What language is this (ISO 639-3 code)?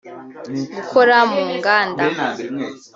kin